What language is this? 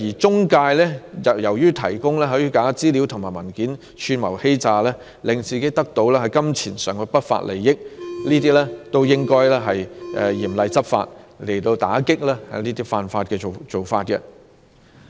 Cantonese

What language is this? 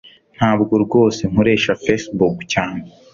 Kinyarwanda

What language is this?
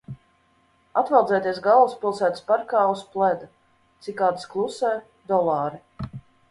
Latvian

